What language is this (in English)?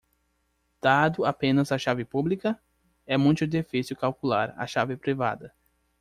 Portuguese